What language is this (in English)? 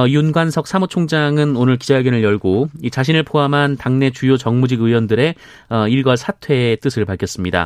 Korean